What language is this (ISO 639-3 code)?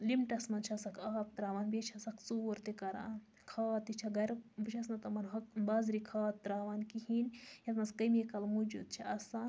kas